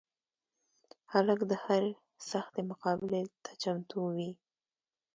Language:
Pashto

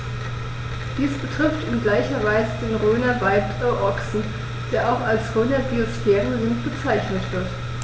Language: German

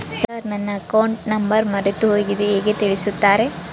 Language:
Kannada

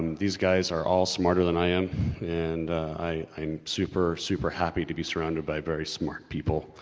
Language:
English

